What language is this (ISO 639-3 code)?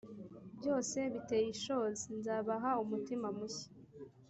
kin